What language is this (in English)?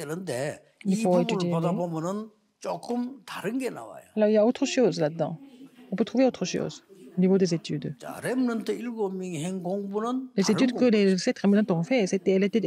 French